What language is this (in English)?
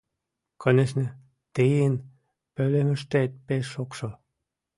Mari